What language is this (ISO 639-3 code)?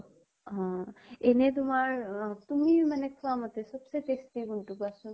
asm